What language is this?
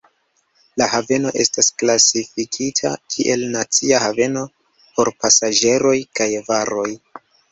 Esperanto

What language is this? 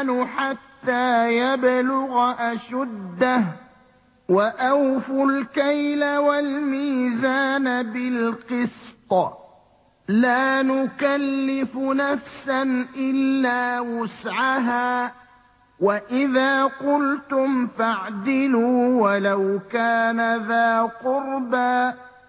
Arabic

